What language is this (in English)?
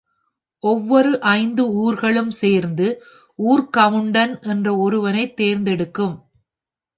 Tamil